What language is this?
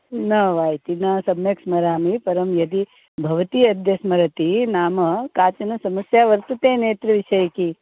Sanskrit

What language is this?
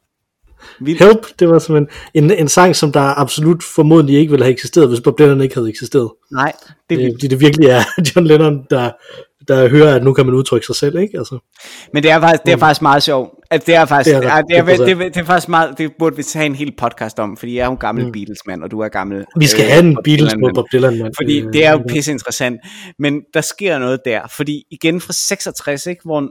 Danish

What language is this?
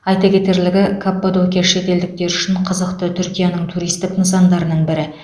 Kazakh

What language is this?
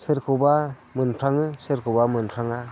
Bodo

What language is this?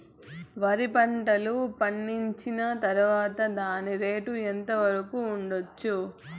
Telugu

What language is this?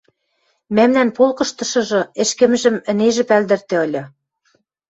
Western Mari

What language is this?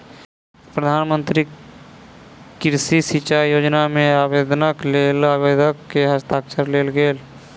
Maithili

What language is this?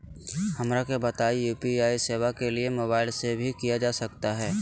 Magahi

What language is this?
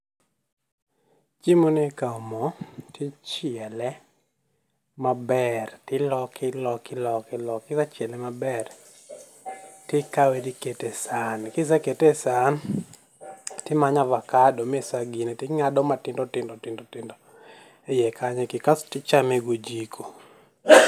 Luo (Kenya and Tanzania)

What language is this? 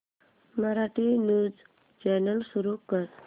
Marathi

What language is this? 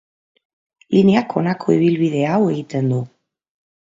Basque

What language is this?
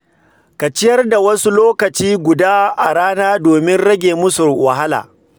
Hausa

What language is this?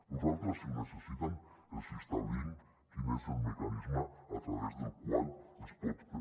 Catalan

